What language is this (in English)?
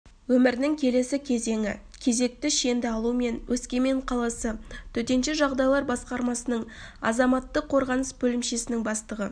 Kazakh